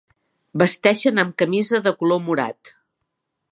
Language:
Catalan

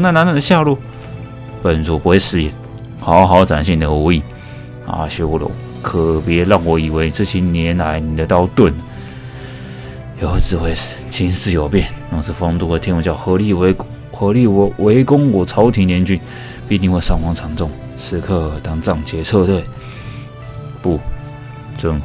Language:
Chinese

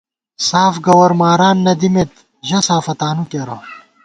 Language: Gawar-Bati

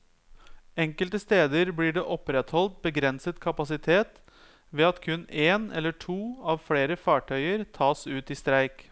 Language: Norwegian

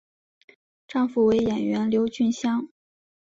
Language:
Chinese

